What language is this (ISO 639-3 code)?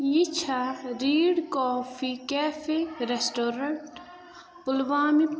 kas